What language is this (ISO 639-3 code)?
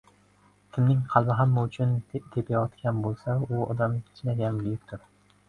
uzb